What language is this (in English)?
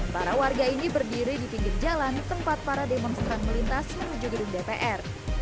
Indonesian